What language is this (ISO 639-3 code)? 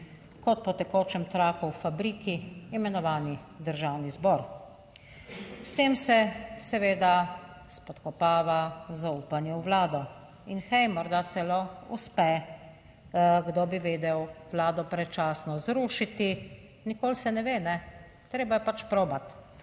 slv